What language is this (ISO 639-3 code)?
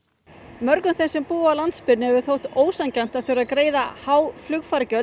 isl